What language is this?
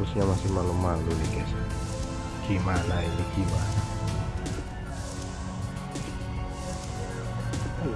Indonesian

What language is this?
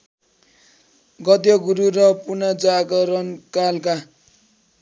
Nepali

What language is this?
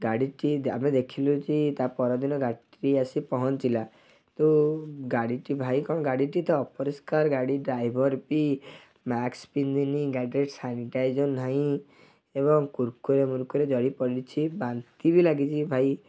Odia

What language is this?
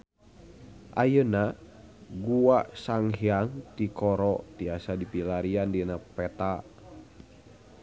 Sundanese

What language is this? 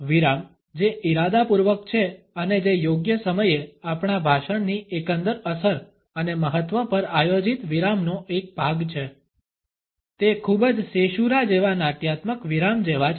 Gujarati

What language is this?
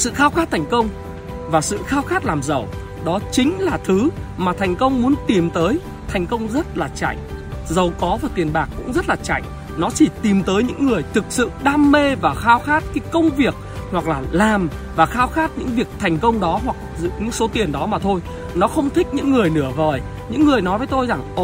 Vietnamese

